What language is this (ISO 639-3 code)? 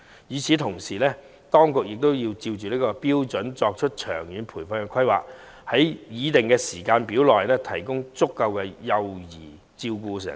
yue